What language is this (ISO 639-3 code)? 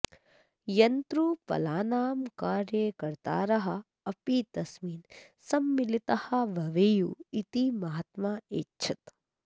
san